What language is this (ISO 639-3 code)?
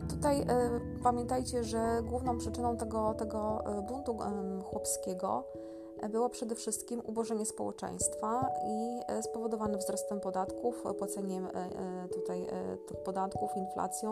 pol